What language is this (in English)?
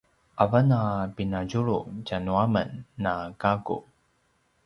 Paiwan